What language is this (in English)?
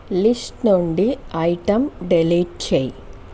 Telugu